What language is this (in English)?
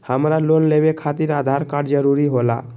Magahi